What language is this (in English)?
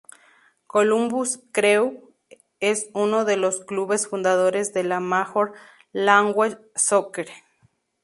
Spanish